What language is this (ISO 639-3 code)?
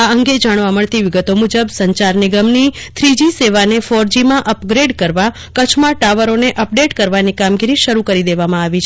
guj